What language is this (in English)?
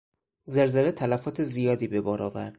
Persian